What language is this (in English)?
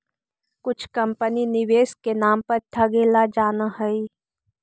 Magahi